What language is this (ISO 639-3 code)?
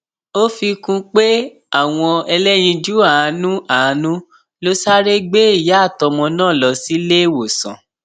yor